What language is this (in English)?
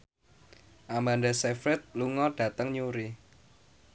Javanese